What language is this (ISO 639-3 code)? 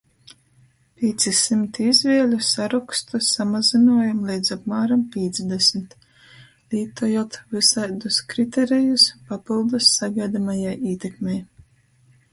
ltg